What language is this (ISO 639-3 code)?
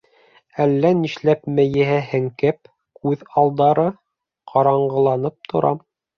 bak